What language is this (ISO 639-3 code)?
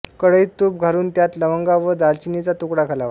mar